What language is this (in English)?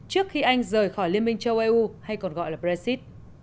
Vietnamese